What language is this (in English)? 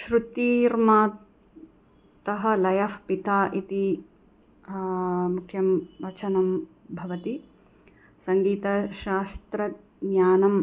Sanskrit